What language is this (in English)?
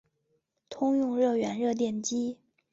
Chinese